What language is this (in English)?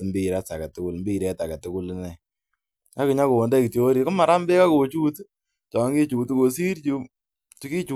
Kalenjin